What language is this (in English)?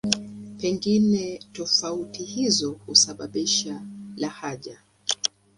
Swahili